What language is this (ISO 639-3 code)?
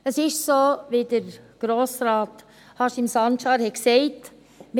gsw